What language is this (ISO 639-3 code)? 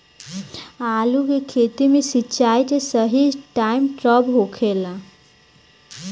bho